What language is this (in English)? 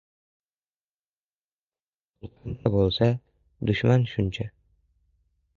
Uzbek